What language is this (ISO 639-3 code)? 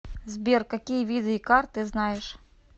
rus